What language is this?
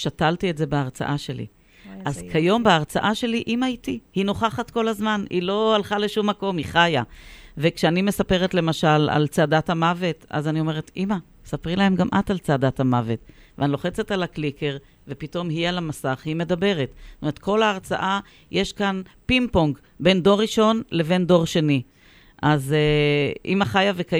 Hebrew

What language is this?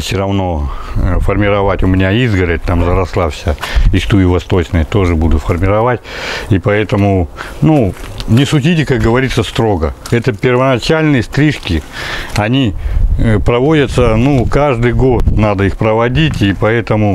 Russian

